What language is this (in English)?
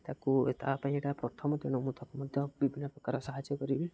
Odia